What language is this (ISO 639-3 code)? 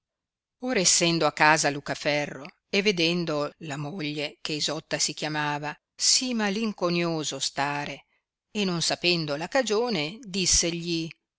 ita